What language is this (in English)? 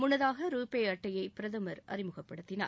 Tamil